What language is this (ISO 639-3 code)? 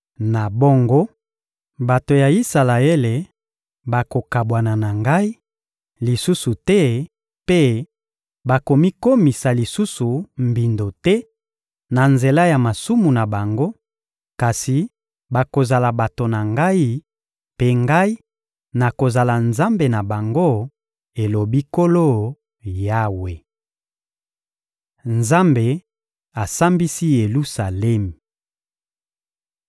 lin